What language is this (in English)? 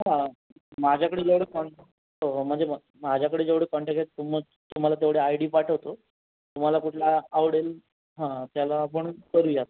Marathi